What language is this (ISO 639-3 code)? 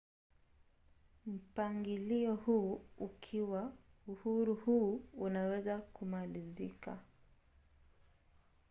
swa